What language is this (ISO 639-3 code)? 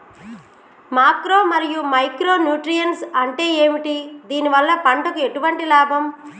tel